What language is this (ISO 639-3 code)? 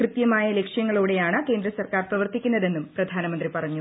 mal